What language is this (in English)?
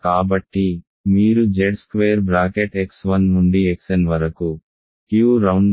Telugu